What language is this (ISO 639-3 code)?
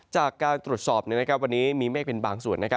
tha